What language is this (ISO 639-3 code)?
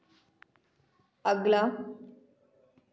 hin